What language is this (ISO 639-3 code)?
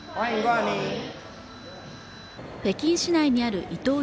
jpn